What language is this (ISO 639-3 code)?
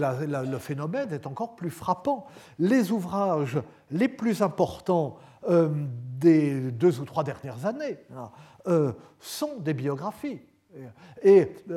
fra